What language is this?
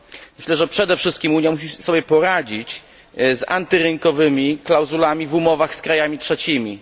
Polish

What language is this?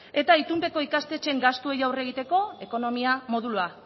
Basque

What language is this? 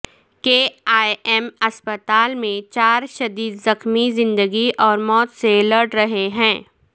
Urdu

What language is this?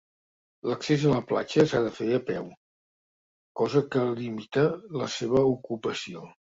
Catalan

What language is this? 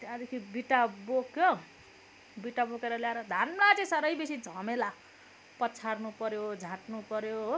Nepali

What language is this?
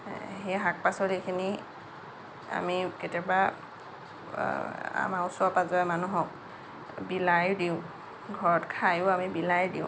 Assamese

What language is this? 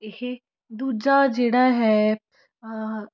Punjabi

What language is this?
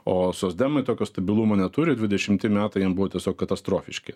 Lithuanian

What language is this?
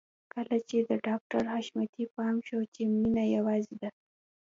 Pashto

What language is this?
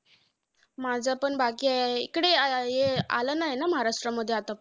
Marathi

